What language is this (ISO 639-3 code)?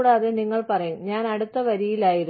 mal